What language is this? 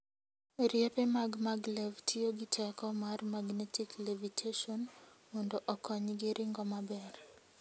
Luo (Kenya and Tanzania)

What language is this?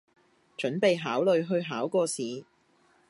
Cantonese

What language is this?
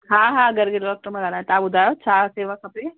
Sindhi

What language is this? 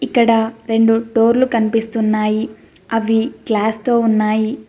Telugu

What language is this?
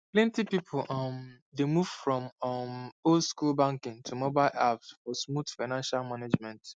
Nigerian Pidgin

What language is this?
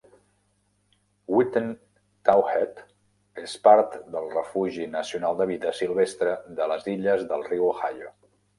Catalan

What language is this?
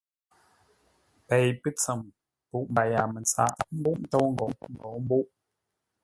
Ngombale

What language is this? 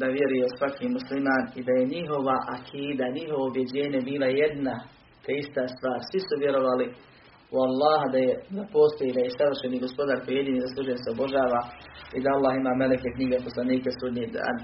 Croatian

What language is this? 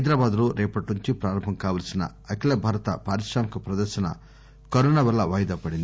Telugu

